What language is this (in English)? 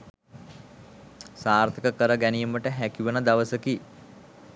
Sinhala